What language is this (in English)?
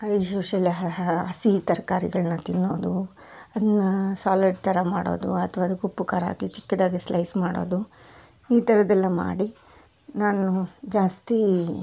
Kannada